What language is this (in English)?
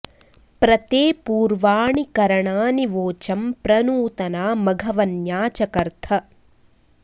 Sanskrit